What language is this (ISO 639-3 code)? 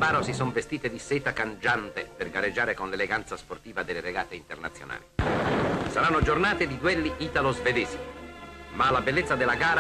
ita